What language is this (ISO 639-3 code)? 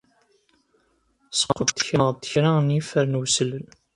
kab